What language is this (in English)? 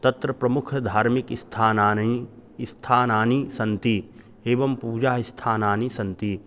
Sanskrit